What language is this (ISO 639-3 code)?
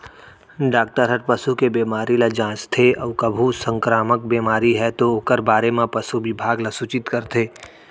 hne